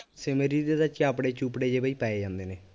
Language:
Punjabi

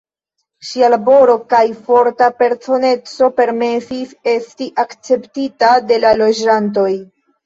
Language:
Esperanto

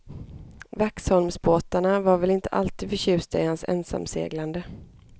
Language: Swedish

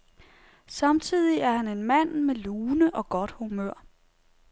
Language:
Danish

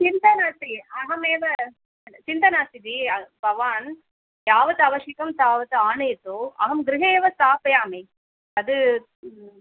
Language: Sanskrit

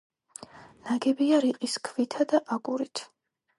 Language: Georgian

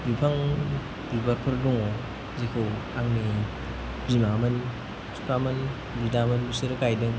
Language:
Bodo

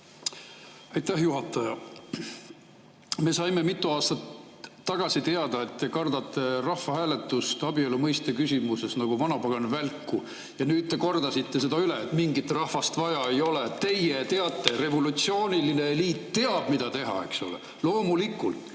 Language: Estonian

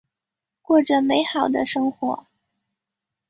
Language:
Chinese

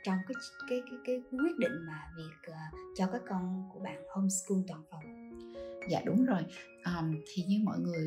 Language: Vietnamese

